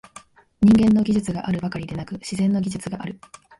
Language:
Japanese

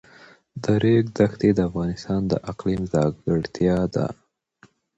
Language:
Pashto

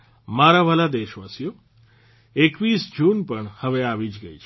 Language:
Gujarati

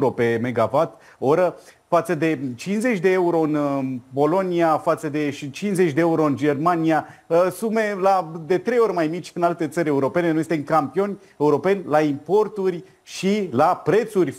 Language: Romanian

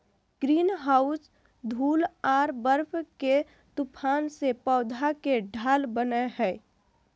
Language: Magahi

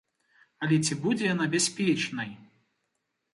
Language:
Belarusian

